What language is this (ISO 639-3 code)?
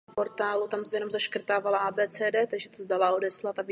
ces